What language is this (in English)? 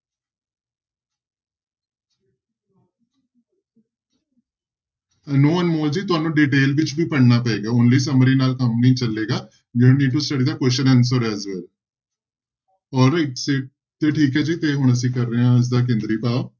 Punjabi